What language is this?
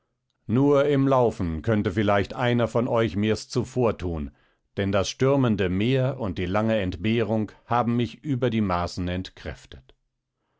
German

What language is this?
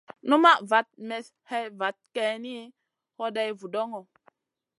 Masana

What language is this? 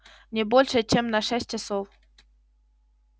Russian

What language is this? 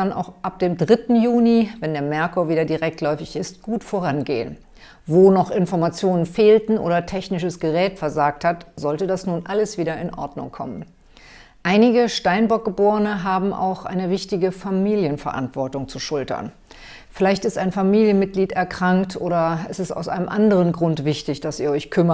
German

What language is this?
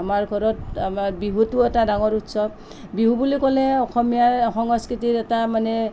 Assamese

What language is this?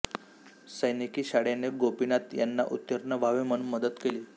Marathi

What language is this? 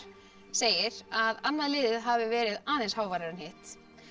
Icelandic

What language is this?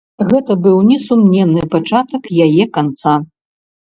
Belarusian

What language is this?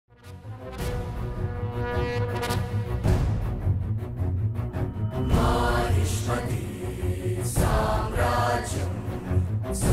Hebrew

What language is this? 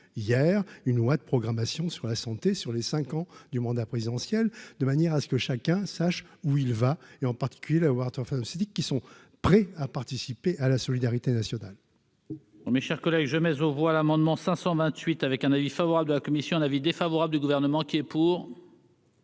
French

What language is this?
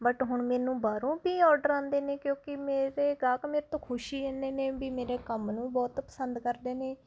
Punjabi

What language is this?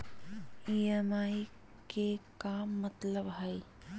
Magahi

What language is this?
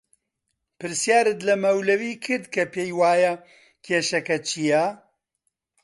Central Kurdish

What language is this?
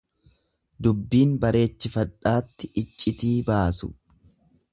Oromo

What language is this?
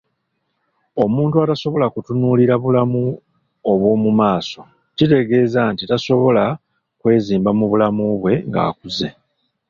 Ganda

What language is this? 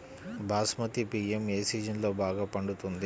Telugu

